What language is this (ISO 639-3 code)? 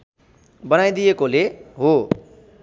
nep